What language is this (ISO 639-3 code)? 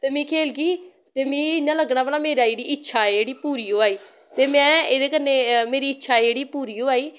doi